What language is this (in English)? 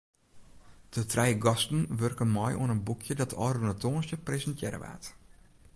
Western Frisian